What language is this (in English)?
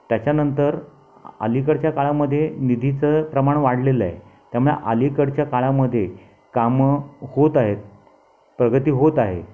Marathi